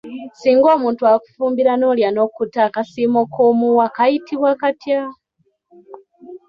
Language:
Ganda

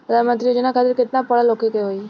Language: Bhojpuri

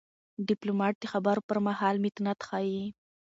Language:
Pashto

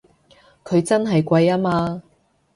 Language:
Cantonese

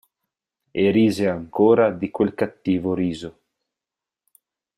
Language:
Italian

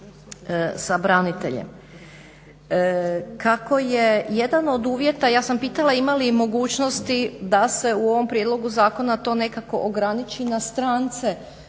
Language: Croatian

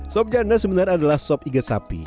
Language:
Indonesian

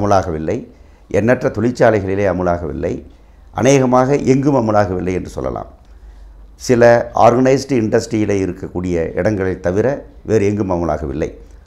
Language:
Arabic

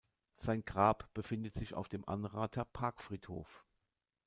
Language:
German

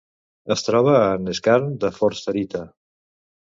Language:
Catalan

